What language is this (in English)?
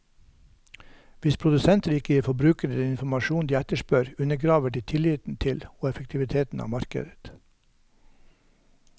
Norwegian